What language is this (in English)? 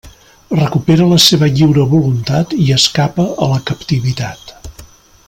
Catalan